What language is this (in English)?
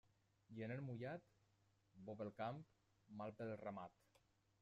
Catalan